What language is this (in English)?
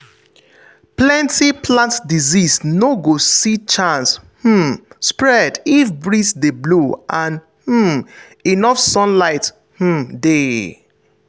Nigerian Pidgin